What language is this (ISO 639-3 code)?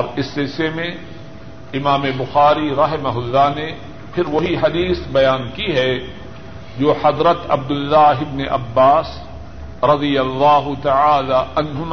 urd